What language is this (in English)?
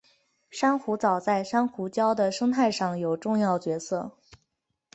Chinese